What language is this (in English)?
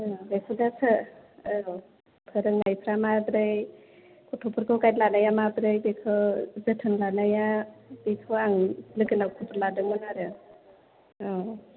Bodo